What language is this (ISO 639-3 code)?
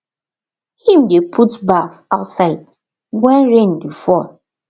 pcm